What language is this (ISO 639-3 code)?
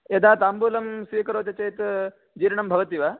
san